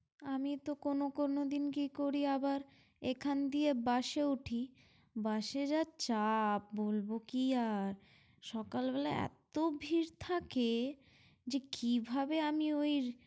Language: Bangla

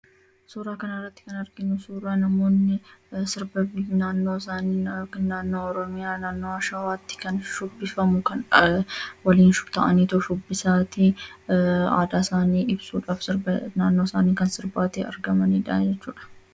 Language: Oromo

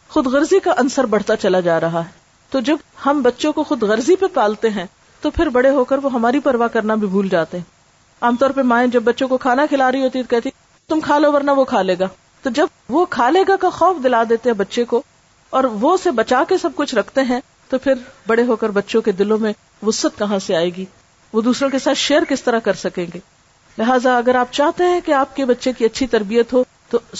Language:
Urdu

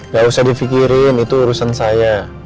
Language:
Indonesian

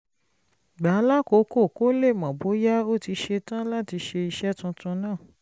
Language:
Yoruba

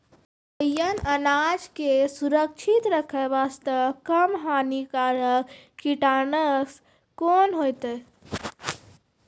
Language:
Maithili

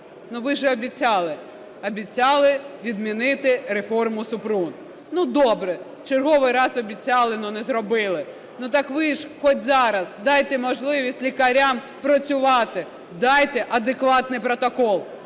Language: Ukrainian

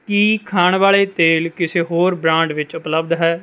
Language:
Punjabi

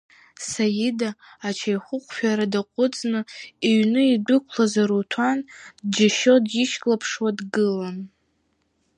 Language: Abkhazian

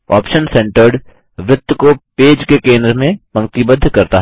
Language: Hindi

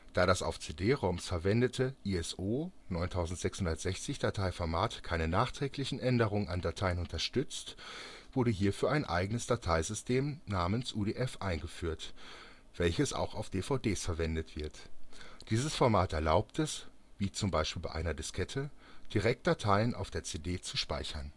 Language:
German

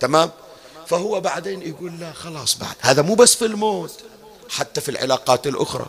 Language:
Arabic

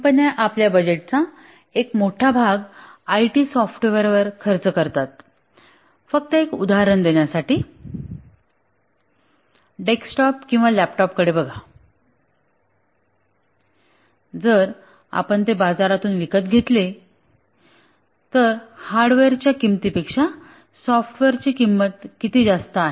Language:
Marathi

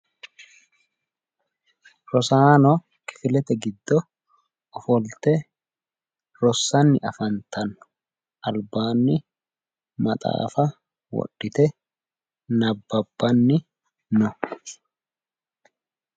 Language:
Sidamo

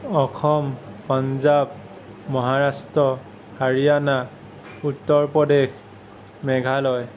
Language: Assamese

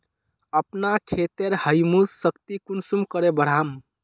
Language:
Magahi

